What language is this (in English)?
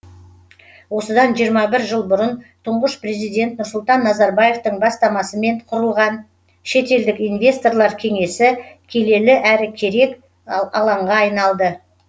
Kazakh